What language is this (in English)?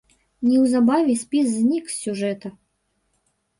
Belarusian